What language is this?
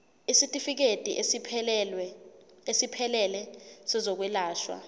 Zulu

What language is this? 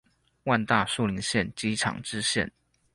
Chinese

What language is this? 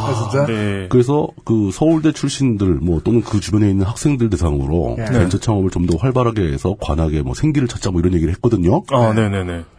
Korean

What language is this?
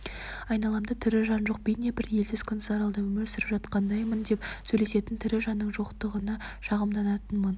Kazakh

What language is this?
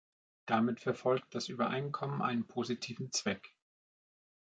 German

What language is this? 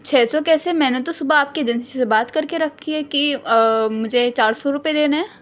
Urdu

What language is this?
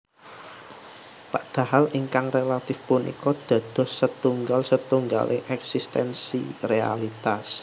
Javanese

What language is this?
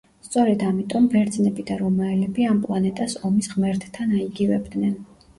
Georgian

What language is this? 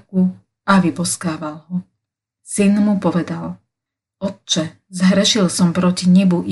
Slovak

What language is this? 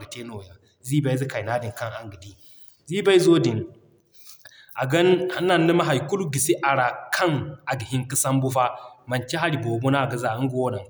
Zarma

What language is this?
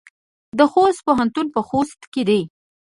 Pashto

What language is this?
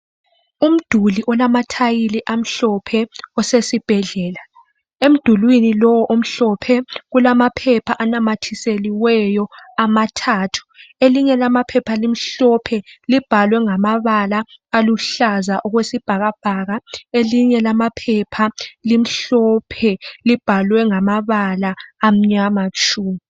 North Ndebele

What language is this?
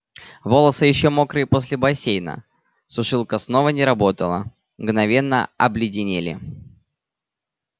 Russian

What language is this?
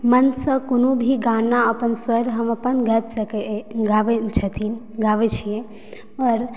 Maithili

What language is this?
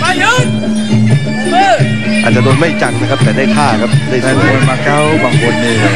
Thai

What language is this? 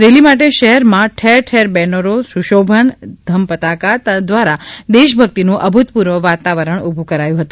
Gujarati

